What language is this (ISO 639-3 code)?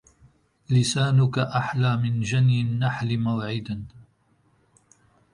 ara